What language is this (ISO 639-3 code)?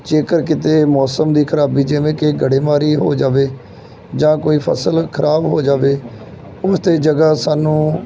pan